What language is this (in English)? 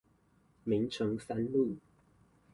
Chinese